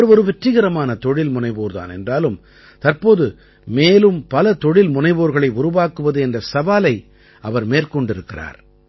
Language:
Tamil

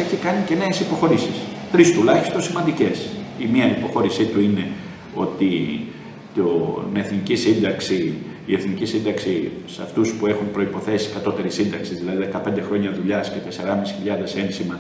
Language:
Greek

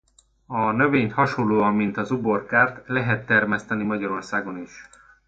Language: Hungarian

